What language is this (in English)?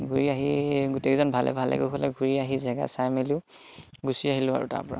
Assamese